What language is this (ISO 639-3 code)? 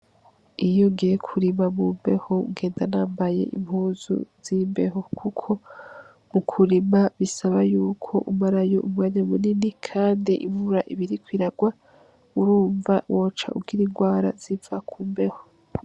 run